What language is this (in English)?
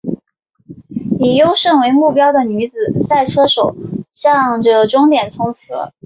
Chinese